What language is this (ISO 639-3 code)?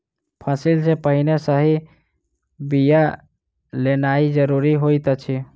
mai